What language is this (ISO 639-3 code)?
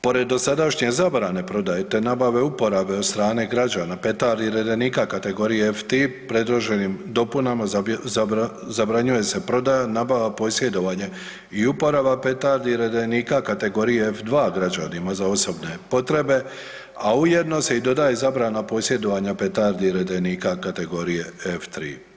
hrv